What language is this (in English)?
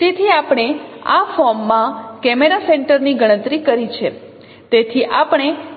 Gujarati